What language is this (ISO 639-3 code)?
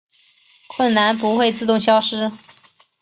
zho